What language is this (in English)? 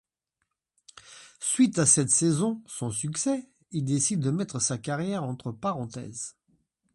French